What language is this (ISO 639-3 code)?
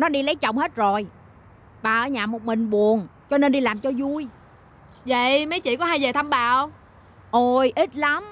vie